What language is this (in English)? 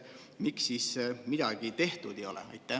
Estonian